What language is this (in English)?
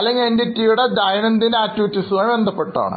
Malayalam